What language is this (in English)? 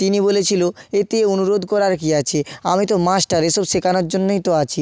Bangla